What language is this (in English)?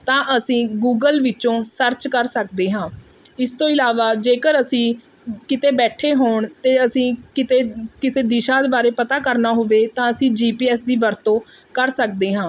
Punjabi